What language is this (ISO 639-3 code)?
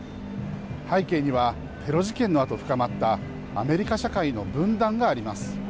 jpn